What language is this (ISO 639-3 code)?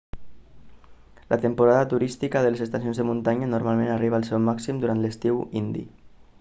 cat